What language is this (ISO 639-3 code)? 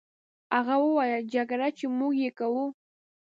pus